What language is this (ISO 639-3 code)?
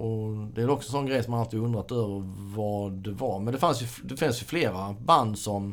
swe